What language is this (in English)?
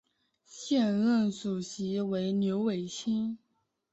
Chinese